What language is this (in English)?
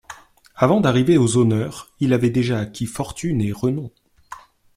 French